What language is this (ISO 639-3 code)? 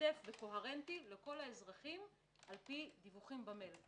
heb